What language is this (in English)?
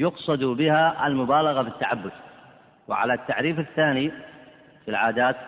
Arabic